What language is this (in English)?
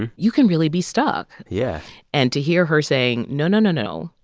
English